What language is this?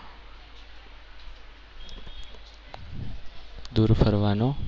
Gujarati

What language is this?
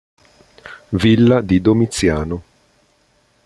Italian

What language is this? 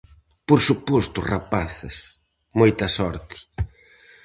Galician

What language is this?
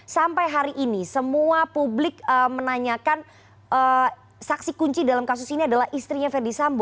Indonesian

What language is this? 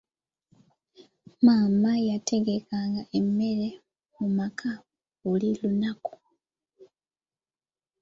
Ganda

